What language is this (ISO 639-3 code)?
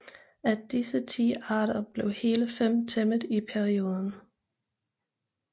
dan